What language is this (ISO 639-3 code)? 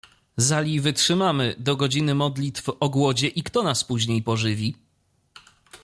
pol